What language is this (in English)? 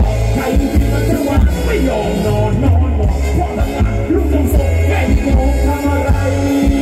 Thai